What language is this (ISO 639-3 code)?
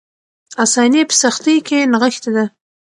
pus